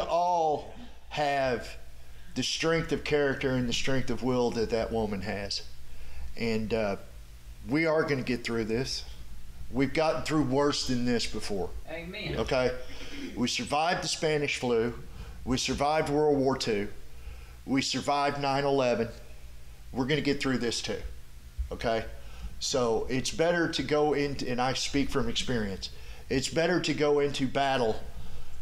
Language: English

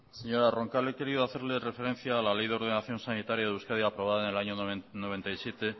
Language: Spanish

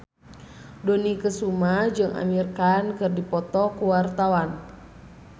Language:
Sundanese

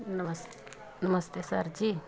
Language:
Punjabi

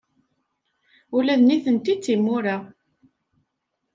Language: Kabyle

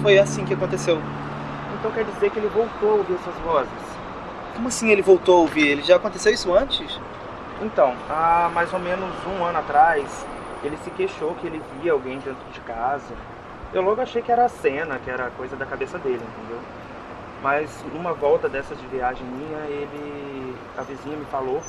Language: Portuguese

